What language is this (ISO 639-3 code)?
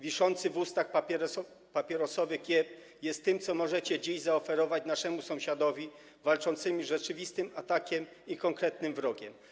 pol